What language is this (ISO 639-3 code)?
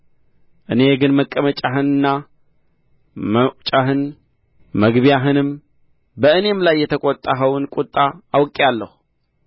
amh